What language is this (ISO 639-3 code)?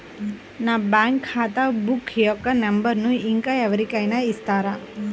tel